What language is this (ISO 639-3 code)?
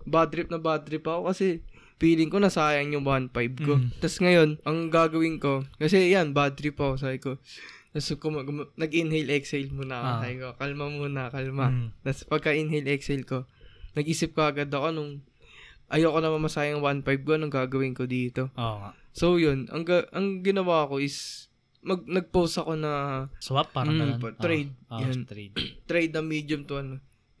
fil